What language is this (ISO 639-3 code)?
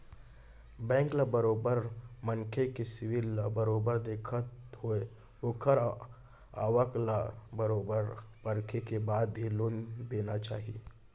hne